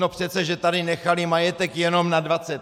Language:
Czech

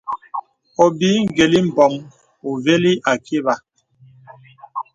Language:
Bebele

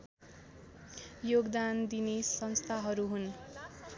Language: Nepali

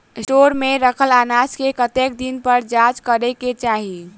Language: Maithili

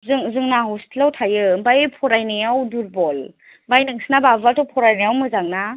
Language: Bodo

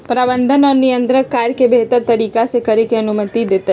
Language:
Magahi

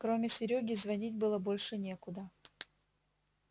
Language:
Russian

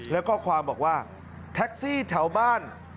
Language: Thai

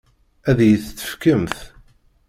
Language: Kabyle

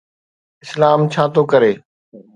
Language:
Sindhi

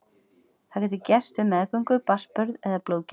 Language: Icelandic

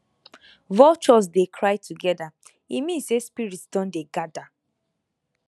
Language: Nigerian Pidgin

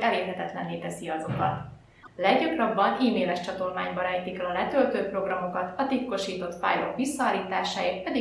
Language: Hungarian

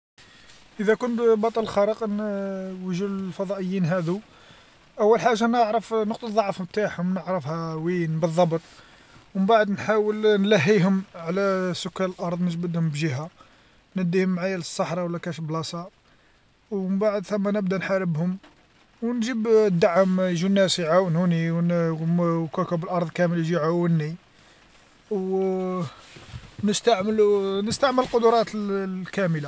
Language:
Algerian Arabic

